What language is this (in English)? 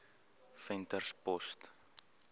Afrikaans